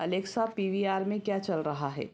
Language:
Hindi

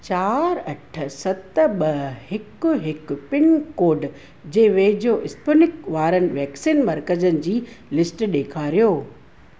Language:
Sindhi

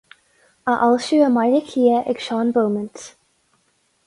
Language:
Irish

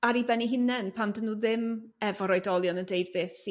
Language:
Welsh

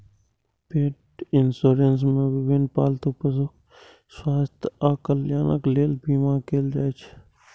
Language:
Maithili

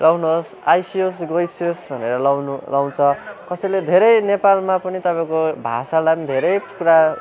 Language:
Nepali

